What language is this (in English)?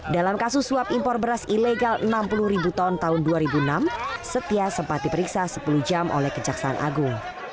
Indonesian